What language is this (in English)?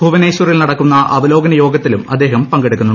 Malayalam